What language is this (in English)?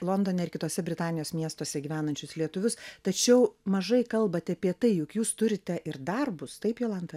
Lithuanian